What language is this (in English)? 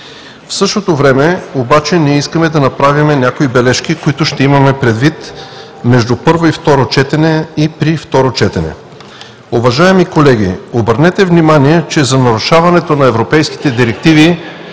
Bulgarian